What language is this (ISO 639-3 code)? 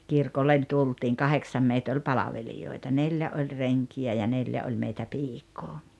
fin